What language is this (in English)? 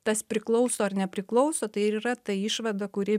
Lithuanian